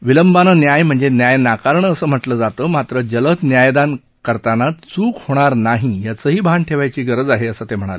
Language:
Marathi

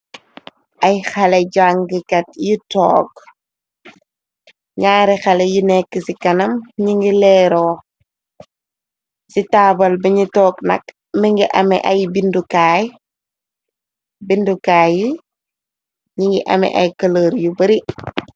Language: Wolof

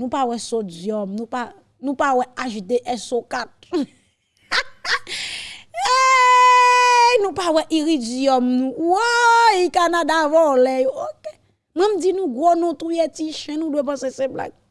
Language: French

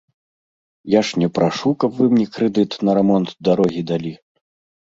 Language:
Belarusian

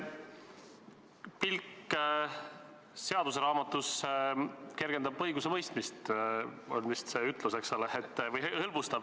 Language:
Estonian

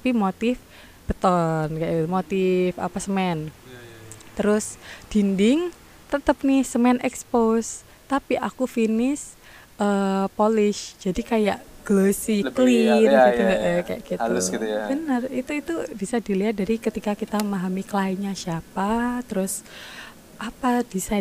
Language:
Indonesian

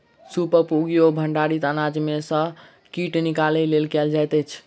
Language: Maithili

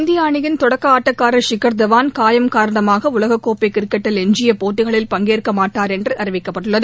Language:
Tamil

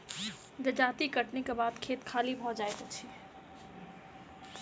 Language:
Maithili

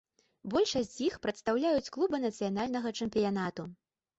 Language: Belarusian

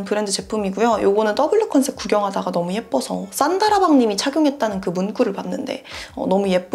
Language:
Korean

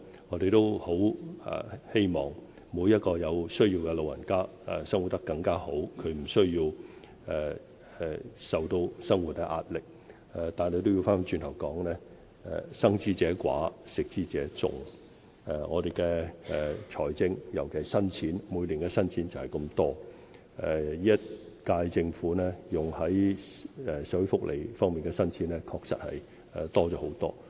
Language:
Cantonese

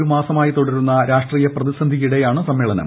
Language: Malayalam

